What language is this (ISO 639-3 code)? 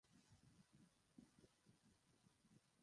ben